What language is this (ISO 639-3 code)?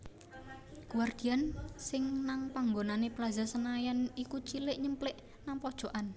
jav